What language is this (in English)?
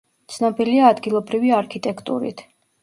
Georgian